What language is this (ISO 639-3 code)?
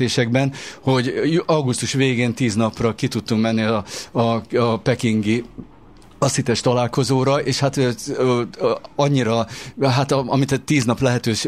hun